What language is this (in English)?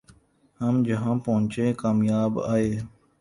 Urdu